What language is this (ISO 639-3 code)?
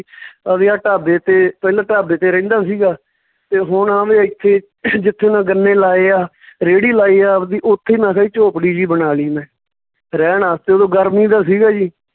pan